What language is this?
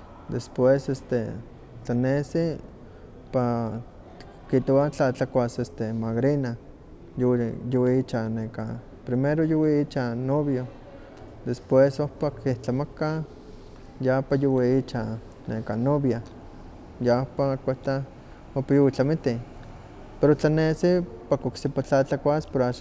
Huaxcaleca Nahuatl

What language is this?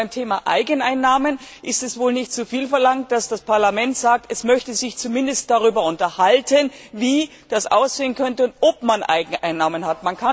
German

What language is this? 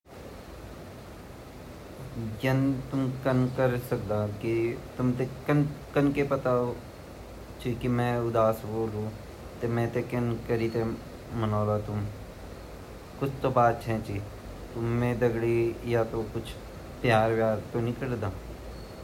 Garhwali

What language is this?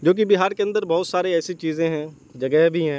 Urdu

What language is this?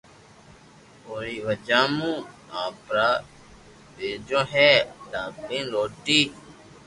Loarki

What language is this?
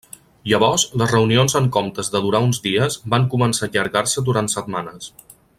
Catalan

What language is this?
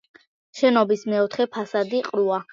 Georgian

